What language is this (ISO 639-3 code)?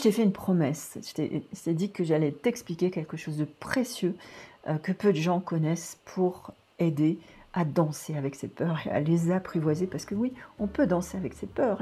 fra